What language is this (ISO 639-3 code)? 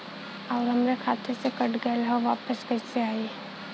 bho